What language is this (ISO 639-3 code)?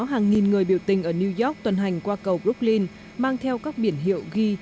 vie